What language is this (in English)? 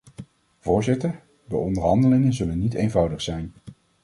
Dutch